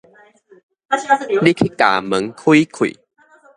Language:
Min Nan Chinese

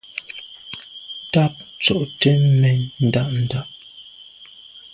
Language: Medumba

